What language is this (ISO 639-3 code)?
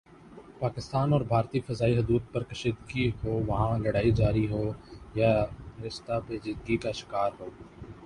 urd